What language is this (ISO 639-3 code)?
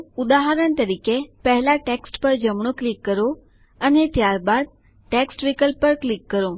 guj